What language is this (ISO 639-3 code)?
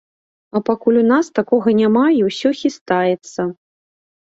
bel